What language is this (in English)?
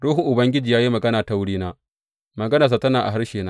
Hausa